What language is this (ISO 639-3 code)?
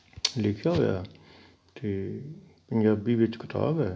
pan